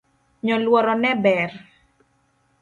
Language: Luo (Kenya and Tanzania)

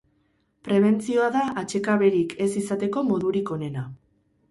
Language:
Basque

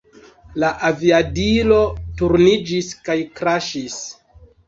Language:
Esperanto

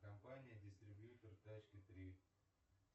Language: Russian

